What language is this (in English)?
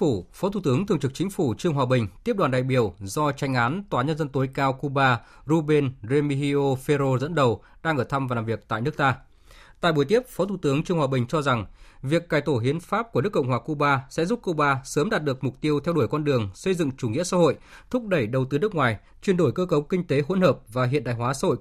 Vietnamese